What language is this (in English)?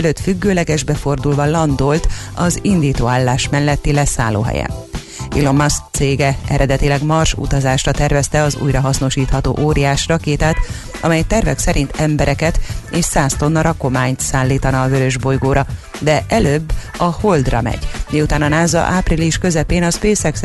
Hungarian